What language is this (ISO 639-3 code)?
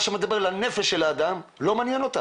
heb